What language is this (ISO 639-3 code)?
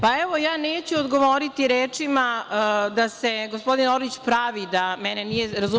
srp